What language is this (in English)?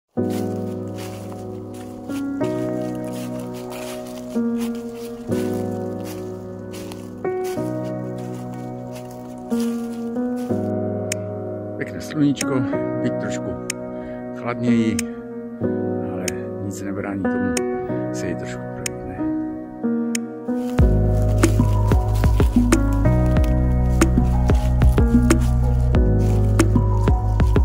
Czech